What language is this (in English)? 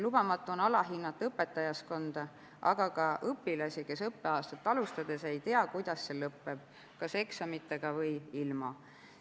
Estonian